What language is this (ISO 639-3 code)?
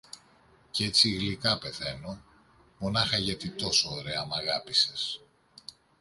ell